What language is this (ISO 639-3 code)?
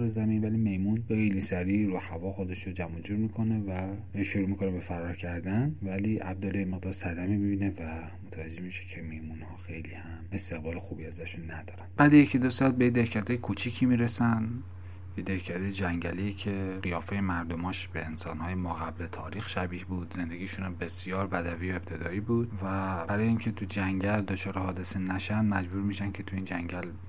fas